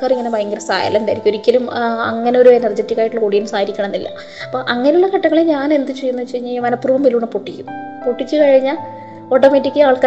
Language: Malayalam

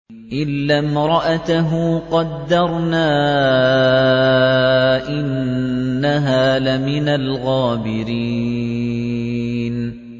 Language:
Arabic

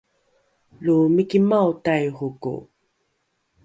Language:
Rukai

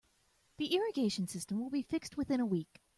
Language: English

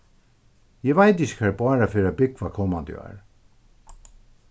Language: Faroese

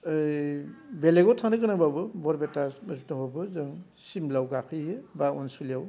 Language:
Bodo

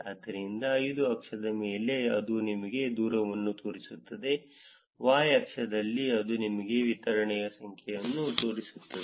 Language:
Kannada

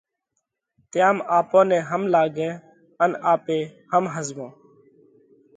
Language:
Parkari Koli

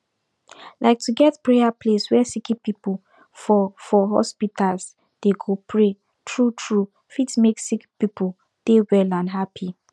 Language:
Nigerian Pidgin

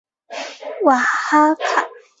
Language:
Chinese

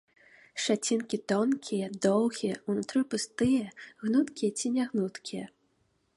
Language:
Belarusian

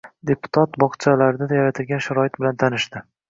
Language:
Uzbek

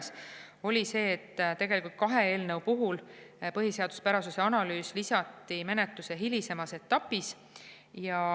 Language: Estonian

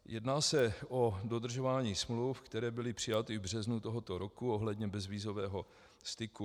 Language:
Czech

